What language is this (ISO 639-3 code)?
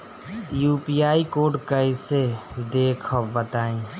bho